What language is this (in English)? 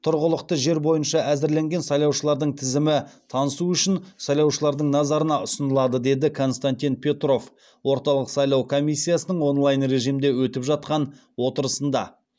Kazakh